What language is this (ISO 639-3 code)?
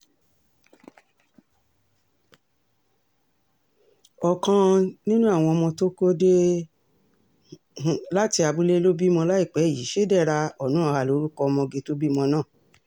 yor